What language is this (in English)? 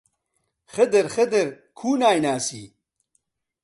Central Kurdish